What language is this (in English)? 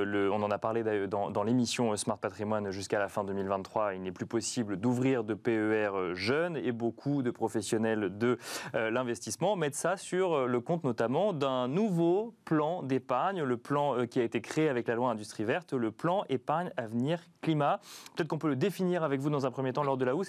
French